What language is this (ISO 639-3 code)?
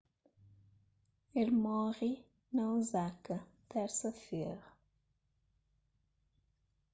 kea